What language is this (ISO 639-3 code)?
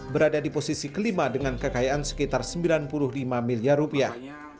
ind